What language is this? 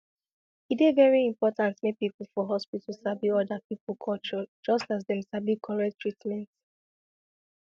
Nigerian Pidgin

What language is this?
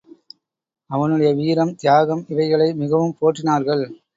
Tamil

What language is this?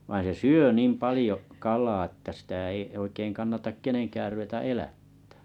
Finnish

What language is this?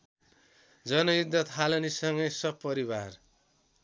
Nepali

